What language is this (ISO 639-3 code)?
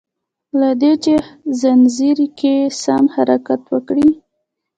pus